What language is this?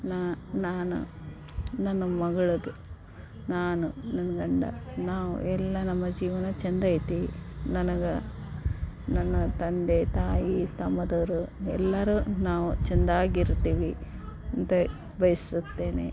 Kannada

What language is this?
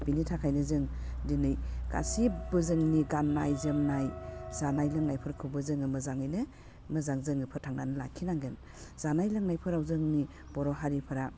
Bodo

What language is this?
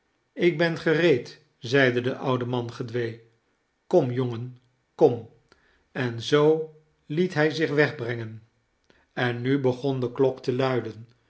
Dutch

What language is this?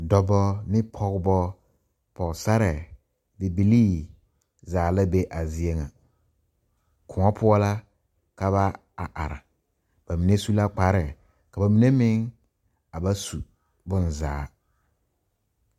Southern Dagaare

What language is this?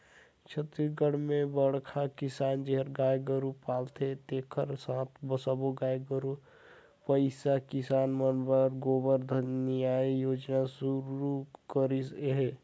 Chhattisgarhi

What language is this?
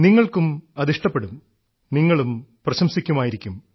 Malayalam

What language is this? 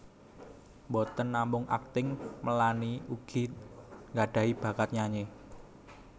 Javanese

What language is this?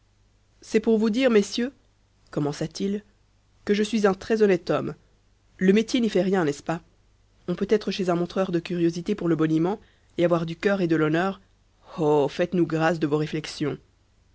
French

